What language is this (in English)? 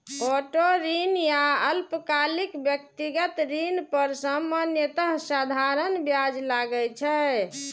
Maithili